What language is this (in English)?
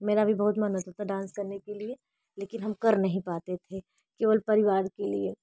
Hindi